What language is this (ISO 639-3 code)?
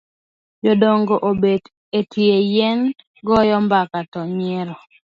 luo